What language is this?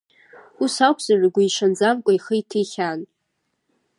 Abkhazian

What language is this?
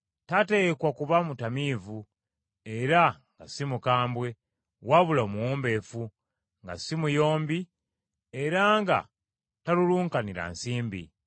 Ganda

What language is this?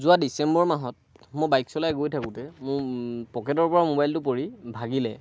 Assamese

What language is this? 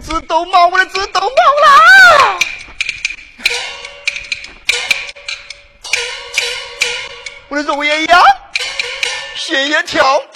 Chinese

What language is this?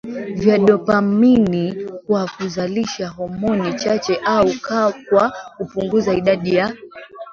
Swahili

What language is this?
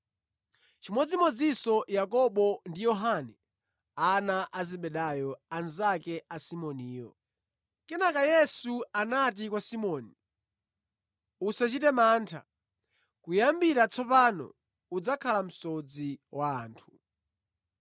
Nyanja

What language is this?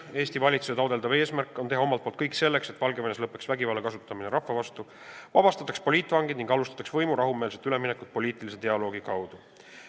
Estonian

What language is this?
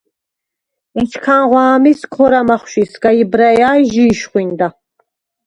Svan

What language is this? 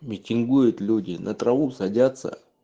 Russian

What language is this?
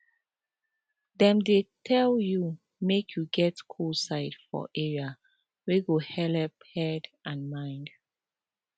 Nigerian Pidgin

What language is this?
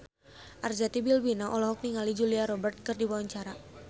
Sundanese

